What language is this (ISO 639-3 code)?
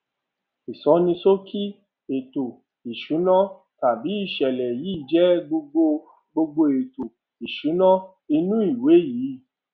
yor